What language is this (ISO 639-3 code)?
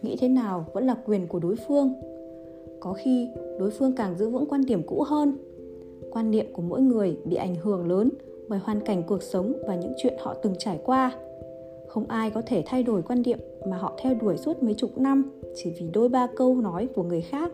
vie